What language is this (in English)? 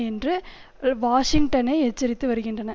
Tamil